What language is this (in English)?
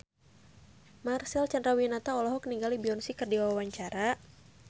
Sundanese